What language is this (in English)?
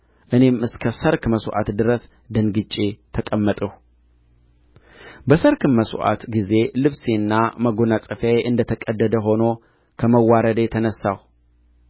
Amharic